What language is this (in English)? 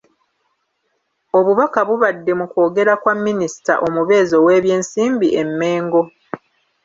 Ganda